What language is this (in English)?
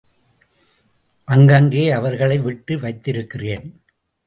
Tamil